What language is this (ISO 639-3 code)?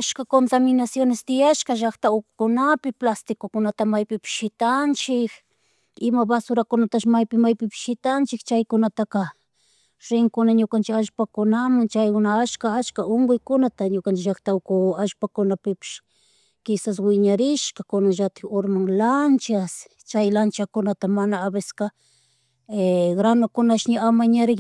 qug